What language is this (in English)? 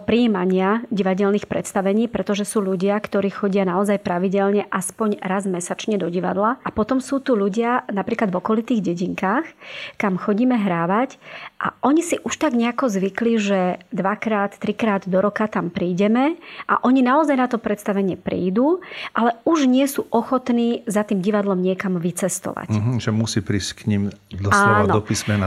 Slovak